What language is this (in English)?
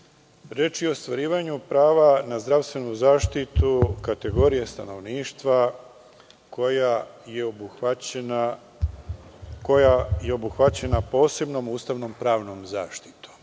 Serbian